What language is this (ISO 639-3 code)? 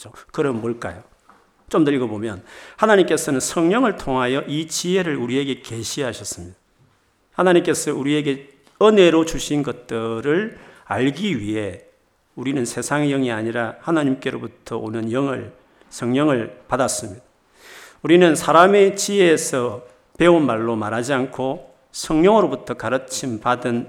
kor